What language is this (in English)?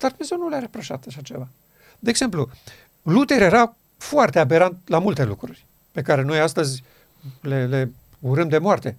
Romanian